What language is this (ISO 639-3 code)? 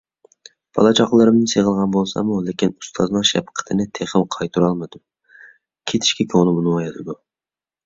uig